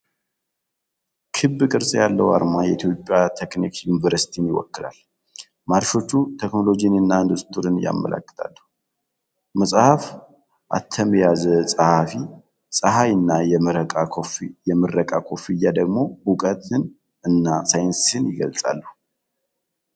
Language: Amharic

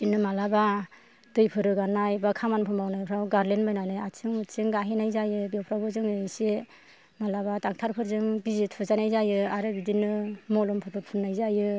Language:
Bodo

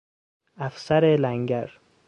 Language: Persian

